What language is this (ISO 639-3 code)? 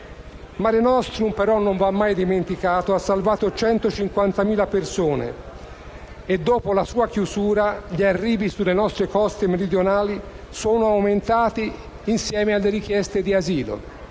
ita